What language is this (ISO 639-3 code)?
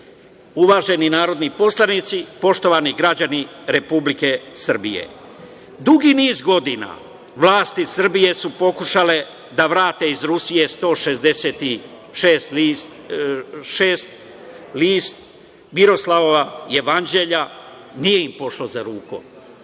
srp